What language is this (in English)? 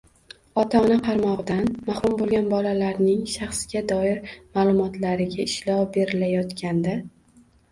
Uzbek